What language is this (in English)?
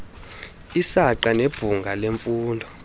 Xhosa